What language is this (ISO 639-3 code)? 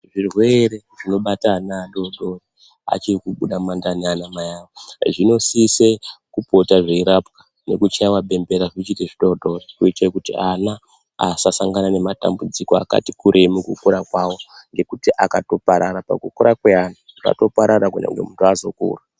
ndc